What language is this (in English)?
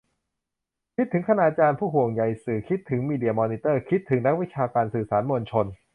Thai